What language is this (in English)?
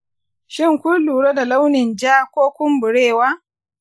Hausa